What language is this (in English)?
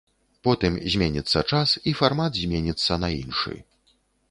Belarusian